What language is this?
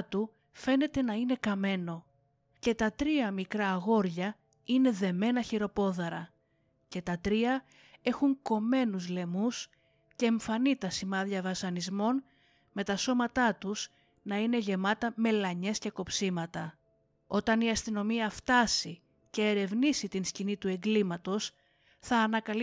Greek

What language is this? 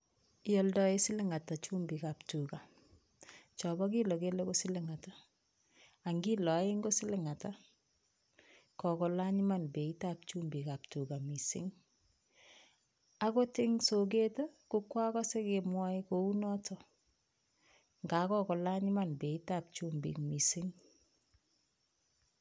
Kalenjin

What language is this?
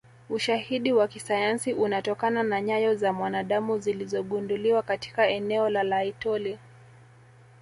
Swahili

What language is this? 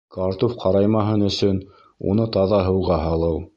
Bashkir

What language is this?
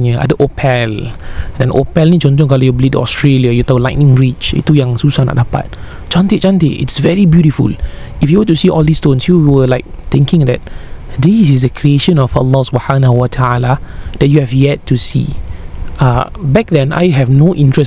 Malay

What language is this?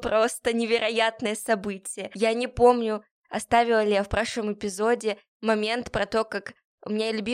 Russian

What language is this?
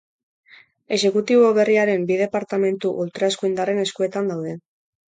Basque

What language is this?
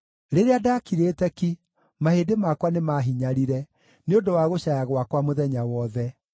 Kikuyu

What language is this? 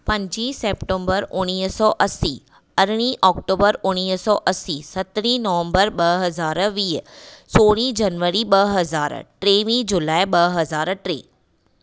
Sindhi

